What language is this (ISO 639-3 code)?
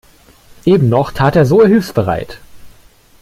deu